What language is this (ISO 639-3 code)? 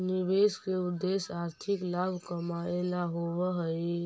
mag